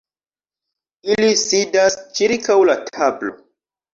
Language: Esperanto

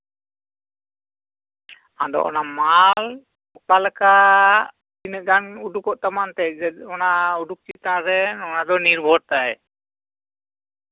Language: Santali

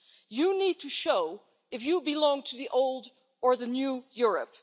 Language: English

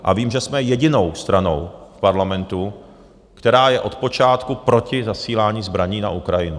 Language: Czech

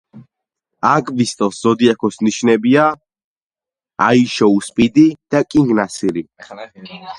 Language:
Georgian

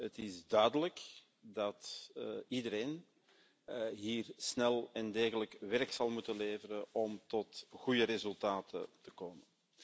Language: Dutch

